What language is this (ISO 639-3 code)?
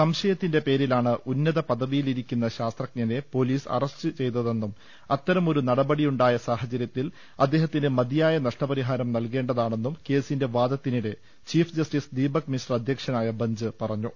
mal